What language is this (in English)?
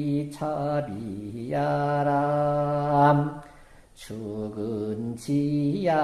Korean